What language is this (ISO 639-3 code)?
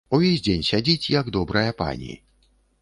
bel